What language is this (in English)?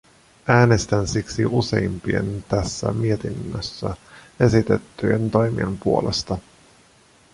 Finnish